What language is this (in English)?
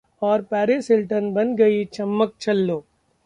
Hindi